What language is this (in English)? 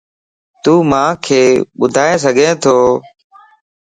Lasi